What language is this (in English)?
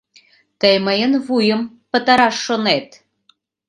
Mari